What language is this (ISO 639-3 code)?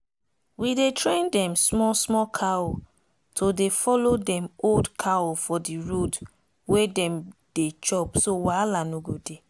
pcm